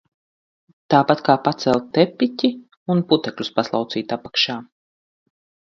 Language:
Latvian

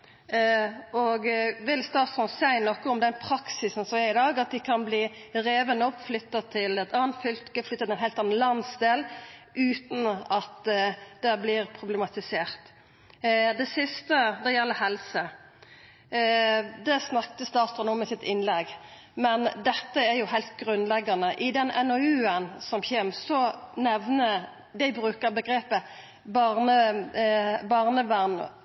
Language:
Norwegian Nynorsk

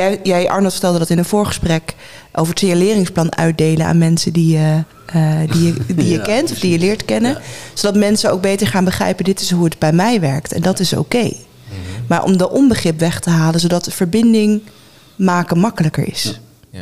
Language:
Dutch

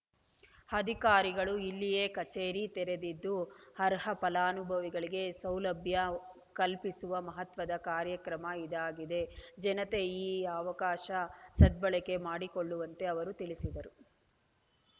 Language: Kannada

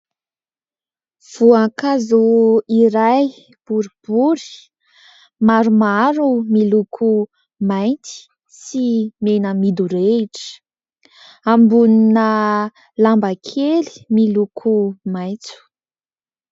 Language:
Malagasy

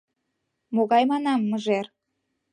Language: Mari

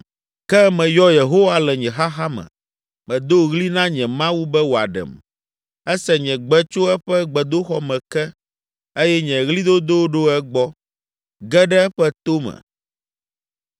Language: Ewe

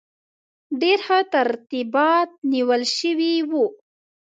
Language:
Pashto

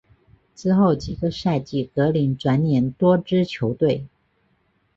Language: Chinese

